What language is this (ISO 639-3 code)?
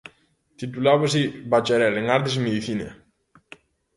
glg